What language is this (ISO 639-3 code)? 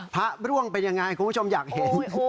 tha